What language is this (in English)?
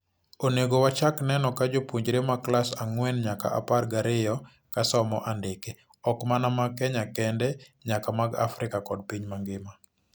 Luo (Kenya and Tanzania)